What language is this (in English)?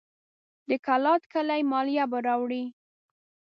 Pashto